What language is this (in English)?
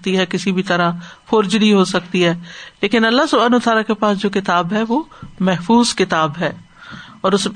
Urdu